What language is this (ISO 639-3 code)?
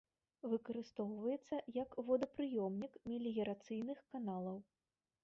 bel